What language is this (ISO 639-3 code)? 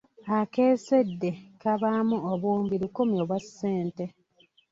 lug